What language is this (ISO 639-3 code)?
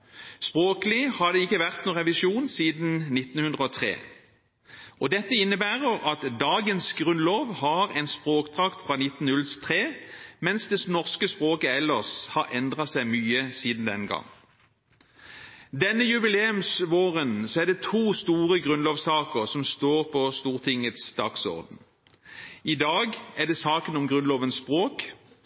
nob